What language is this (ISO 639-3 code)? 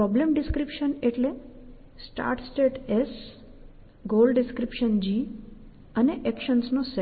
guj